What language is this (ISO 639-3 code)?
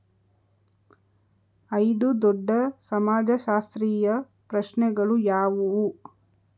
kan